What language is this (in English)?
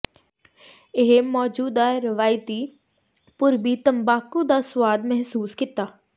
Punjabi